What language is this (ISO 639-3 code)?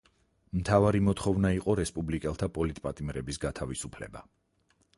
kat